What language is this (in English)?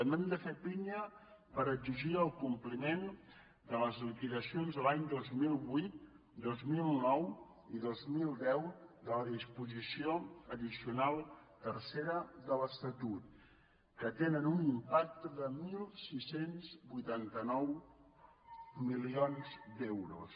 Catalan